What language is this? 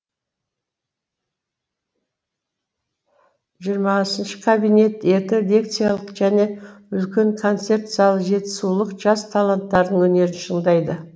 Kazakh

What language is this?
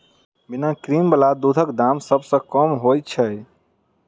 Maithili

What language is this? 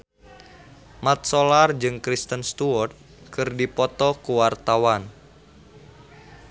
Sundanese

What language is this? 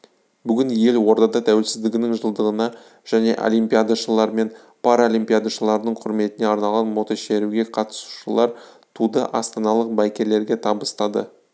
Kazakh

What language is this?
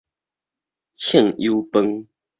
Min Nan Chinese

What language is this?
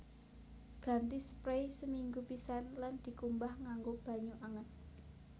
Javanese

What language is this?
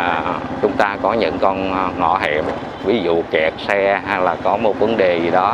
Vietnamese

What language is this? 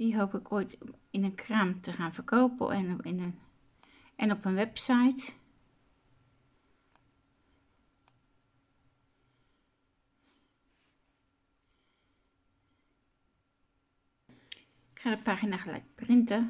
Dutch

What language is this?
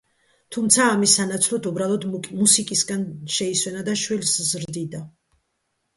Georgian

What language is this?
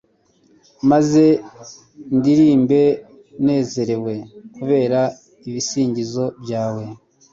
Kinyarwanda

